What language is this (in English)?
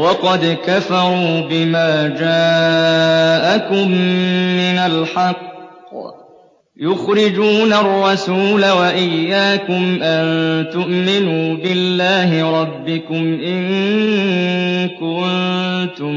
Arabic